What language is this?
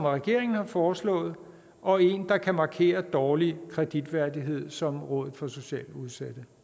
Danish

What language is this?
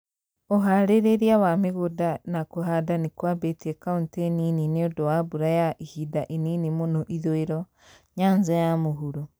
Kikuyu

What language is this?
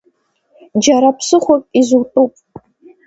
Abkhazian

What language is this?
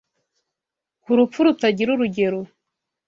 Kinyarwanda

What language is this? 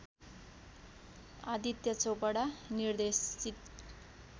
Nepali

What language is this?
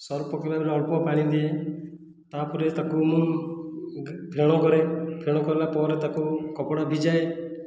Odia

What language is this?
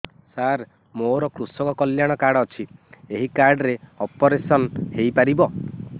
Odia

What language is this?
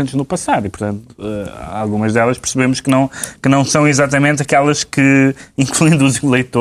Portuguese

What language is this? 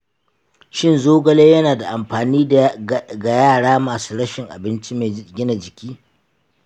Hausa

